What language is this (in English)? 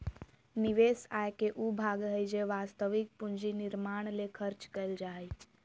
Magahi